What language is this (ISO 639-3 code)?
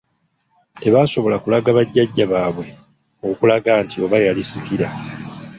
lug